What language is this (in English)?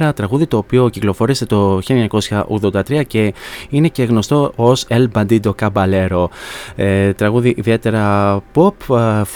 Greek